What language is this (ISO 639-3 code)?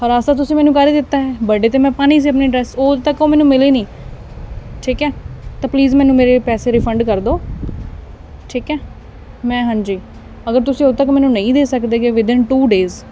pan